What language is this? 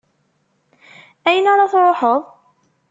Kabyle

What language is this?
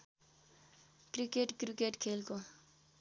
Nepali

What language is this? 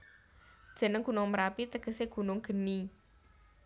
Javanese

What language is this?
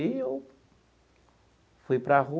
Portuguese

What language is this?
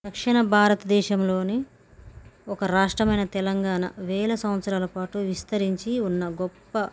Telugu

